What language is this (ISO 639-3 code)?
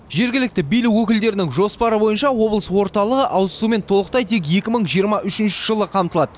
kaz